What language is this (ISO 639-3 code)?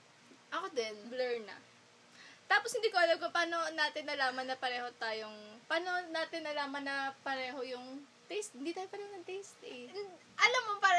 fil